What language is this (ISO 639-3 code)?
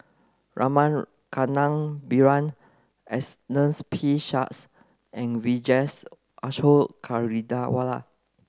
eng